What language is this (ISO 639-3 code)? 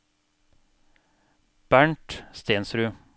nor